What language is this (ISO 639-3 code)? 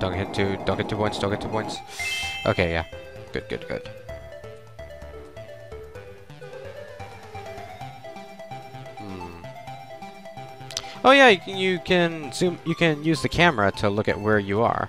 eng